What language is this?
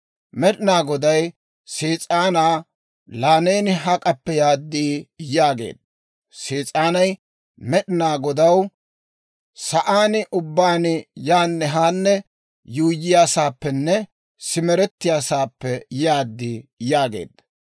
Dawro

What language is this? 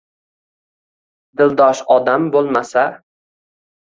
Uzbek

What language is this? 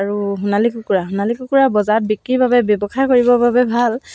Assamese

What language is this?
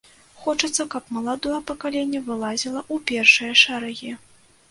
Belarusian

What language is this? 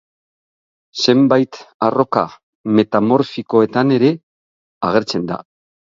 Basque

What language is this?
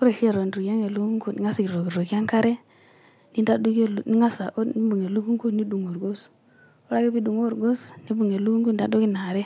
Masai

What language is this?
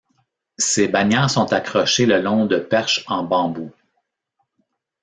French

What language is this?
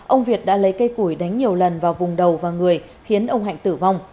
Vietnamese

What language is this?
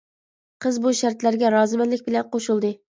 Uyghur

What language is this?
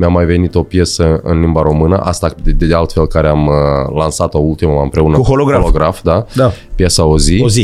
Romanian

